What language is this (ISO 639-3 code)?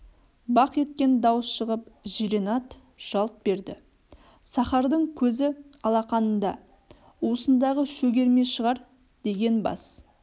kaz